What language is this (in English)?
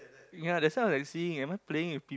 English